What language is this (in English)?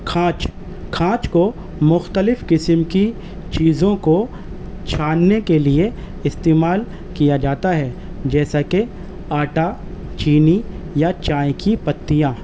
Urdu